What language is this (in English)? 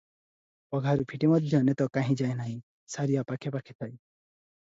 Odia